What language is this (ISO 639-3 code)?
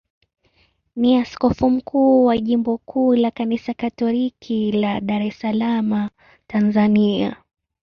swa